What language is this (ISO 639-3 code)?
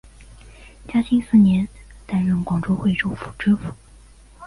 zho